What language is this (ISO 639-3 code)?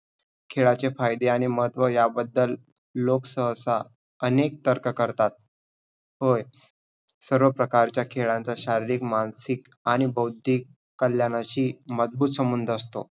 mar